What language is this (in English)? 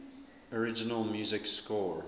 English